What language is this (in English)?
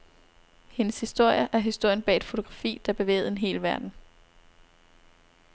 Danish